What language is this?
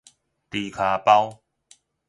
Min Nan Chinese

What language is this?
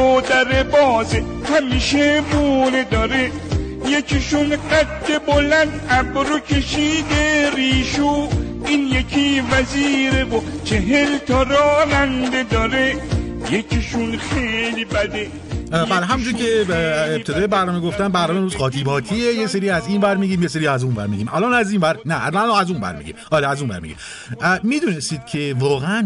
Persian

